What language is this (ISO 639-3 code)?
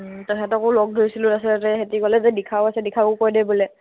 asm